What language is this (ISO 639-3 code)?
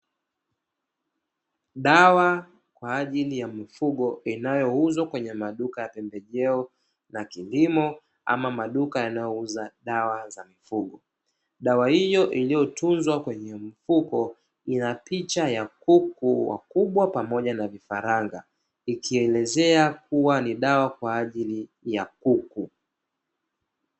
swa